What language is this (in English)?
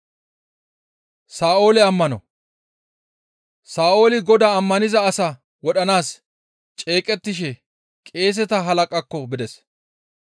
Gamo